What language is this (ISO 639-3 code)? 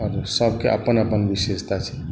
mai